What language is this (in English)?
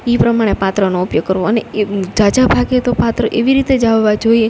Gujarati